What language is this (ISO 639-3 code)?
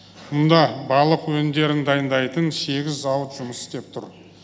kaz